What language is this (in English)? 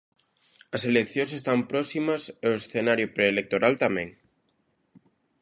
Galician